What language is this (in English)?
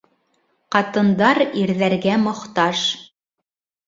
Bashkir